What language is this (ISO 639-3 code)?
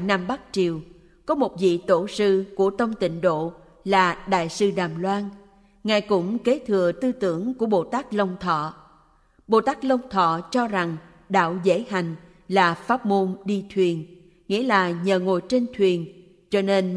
vie